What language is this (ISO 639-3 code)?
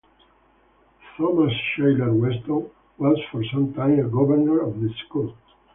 eng